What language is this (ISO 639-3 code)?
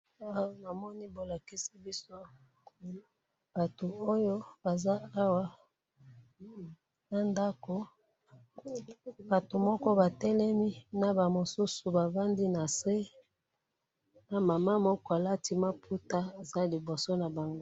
lin